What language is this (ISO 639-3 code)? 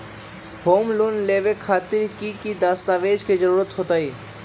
mag